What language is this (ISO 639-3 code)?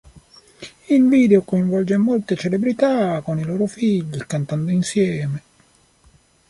ita